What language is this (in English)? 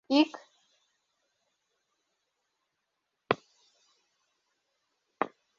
Mari